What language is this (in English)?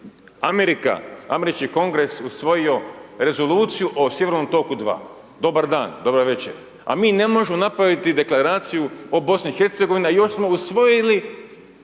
Croatian